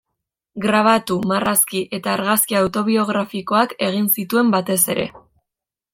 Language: Basque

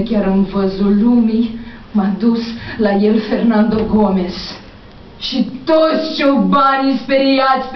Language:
Romanian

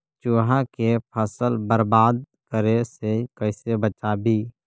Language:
Magahi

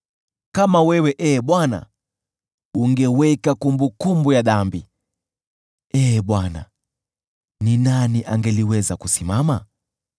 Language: Swahili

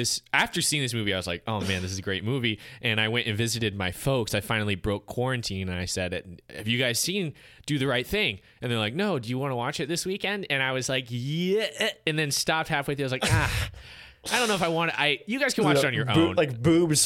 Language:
English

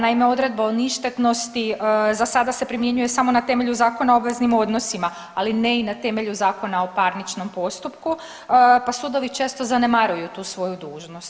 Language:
Croatian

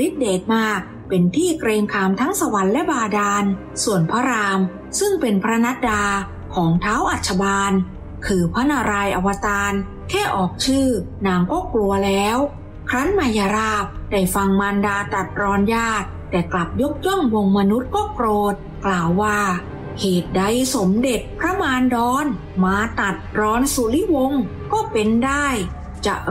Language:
Thai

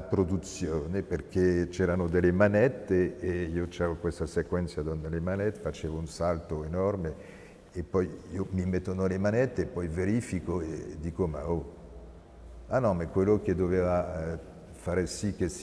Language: Italian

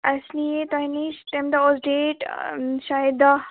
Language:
Kashmiri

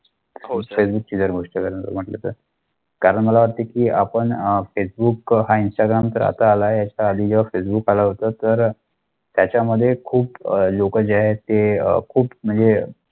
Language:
Marathi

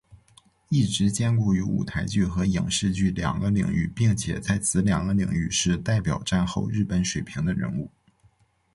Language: Chinese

